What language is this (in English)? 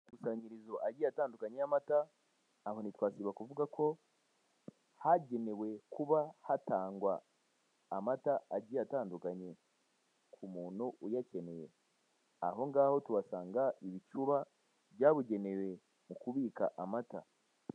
Kinyarwanda